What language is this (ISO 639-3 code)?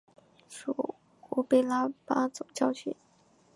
zho